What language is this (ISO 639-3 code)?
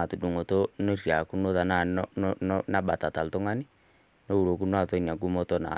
mas